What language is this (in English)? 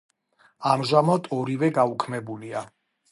Georgian